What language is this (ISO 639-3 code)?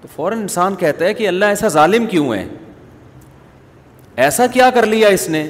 urd